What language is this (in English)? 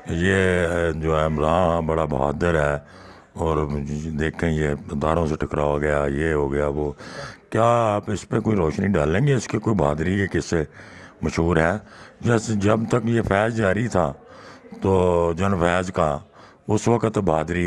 Urdu